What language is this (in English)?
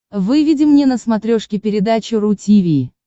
Russian